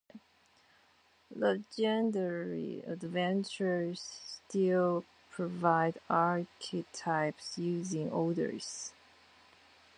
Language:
English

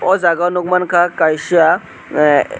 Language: Kok Borok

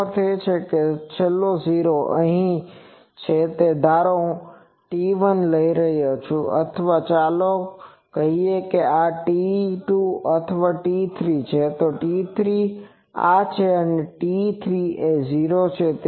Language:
Gujarati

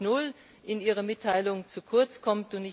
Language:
German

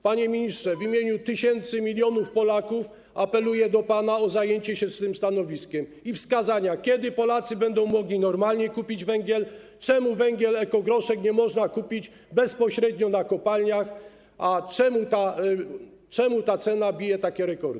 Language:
Polish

